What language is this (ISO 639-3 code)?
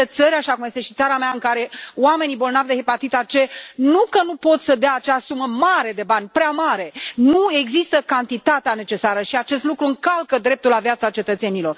ron